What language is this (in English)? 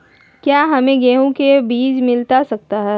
Magahi